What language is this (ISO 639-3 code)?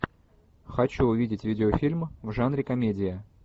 rus